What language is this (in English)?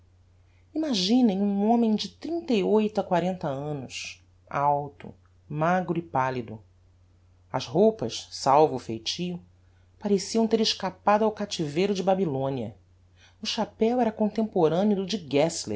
Portuguese